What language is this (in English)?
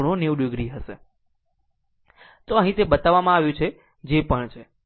Gujarati